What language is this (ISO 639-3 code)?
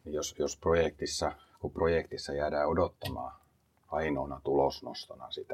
fin